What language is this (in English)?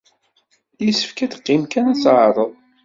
Kabyle